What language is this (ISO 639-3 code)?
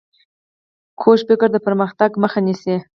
pus